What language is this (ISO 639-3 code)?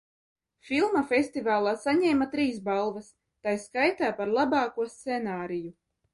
lav